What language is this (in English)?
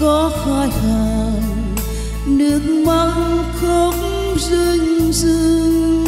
Vietnamese